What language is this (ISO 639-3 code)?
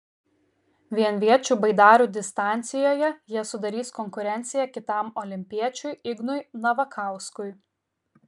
lit